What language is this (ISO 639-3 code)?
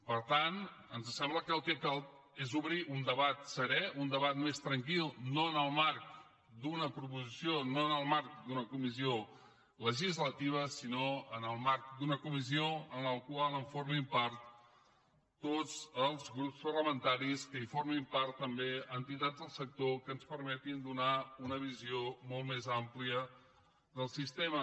cat